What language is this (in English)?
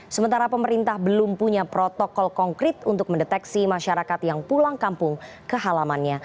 Indonesian